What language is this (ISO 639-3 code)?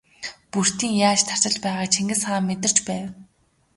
mon